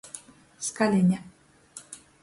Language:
Latgalian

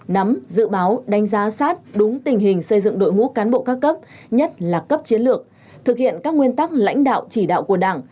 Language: Vietnamese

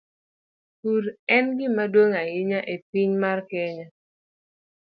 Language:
Luo (Kenya and Tanzania)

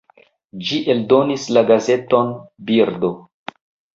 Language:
Esperanto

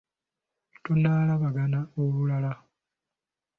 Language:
Ganda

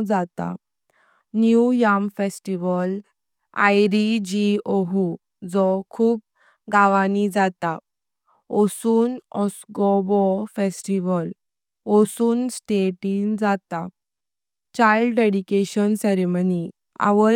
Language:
Konkani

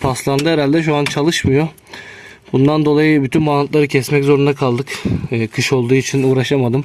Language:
Turkish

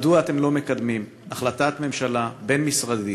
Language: Hebrew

